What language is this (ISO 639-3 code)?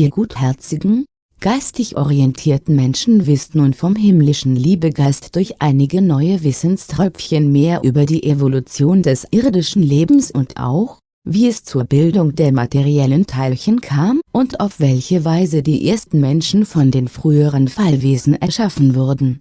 deu